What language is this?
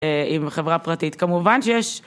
Hebrew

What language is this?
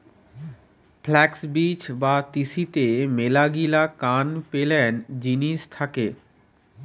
Bangla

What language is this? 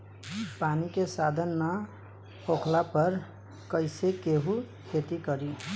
Bhojpuri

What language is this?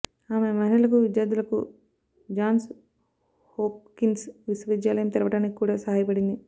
Telugu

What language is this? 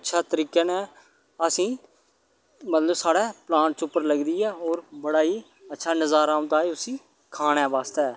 Dogri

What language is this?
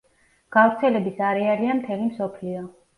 Georgian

